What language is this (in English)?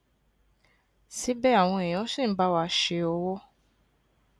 Yoruba